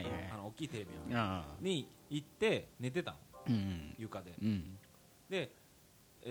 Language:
Japanese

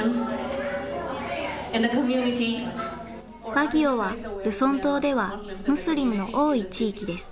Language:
Japanese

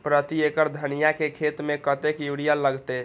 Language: Maithili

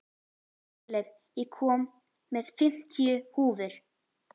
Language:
Icelandic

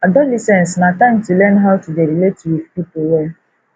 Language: Nigerian Pidgin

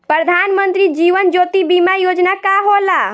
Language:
Bhojpuri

